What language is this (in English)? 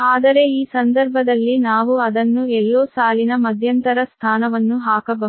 Kannada